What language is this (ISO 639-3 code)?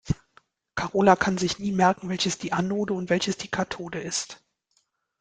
deu